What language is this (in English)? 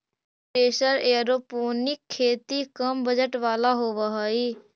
Magahi